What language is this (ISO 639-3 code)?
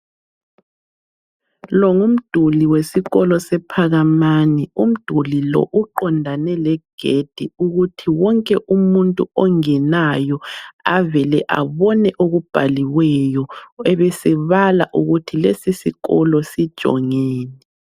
nde